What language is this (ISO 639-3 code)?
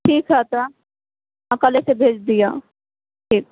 mai